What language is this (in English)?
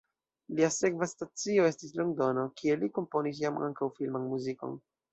Esperanto